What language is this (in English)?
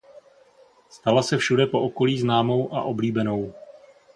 Czech